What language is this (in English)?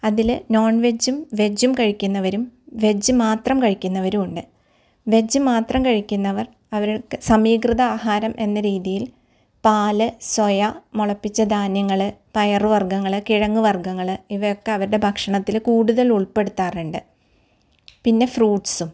Malayalam